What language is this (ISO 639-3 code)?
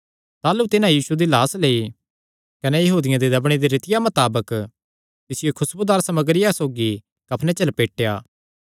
xnr